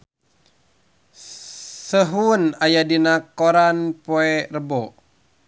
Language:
Sundanese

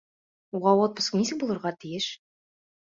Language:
Bashkir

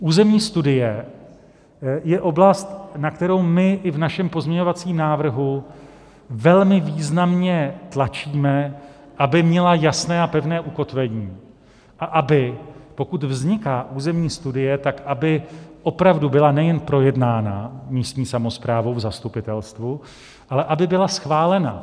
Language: Czech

